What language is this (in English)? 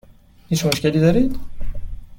Persian